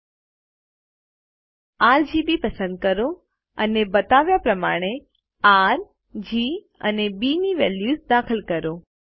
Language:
Gujarati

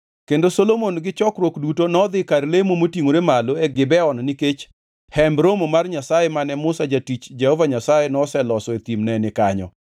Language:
Luo (Kenya and Tanzania)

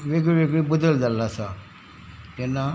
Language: Konkani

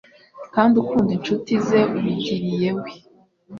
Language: Kinyarwanda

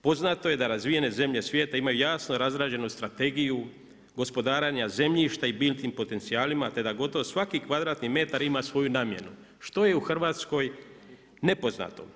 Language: Croatian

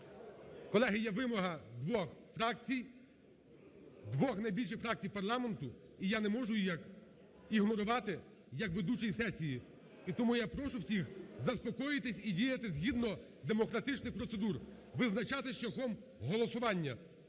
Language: Ukrainian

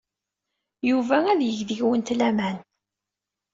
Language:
Kabyle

